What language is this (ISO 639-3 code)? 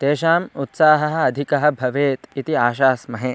san